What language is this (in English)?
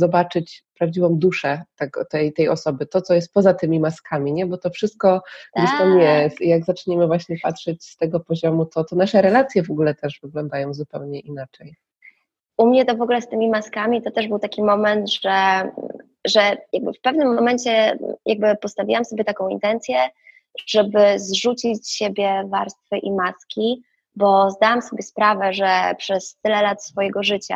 Polish